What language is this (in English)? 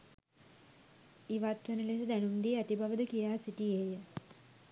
Sinhala